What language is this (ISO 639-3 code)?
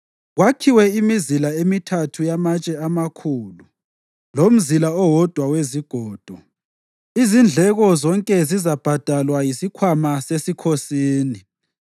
nde